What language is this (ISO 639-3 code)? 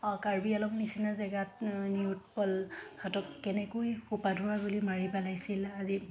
asm